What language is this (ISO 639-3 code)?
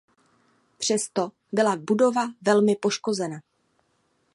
ces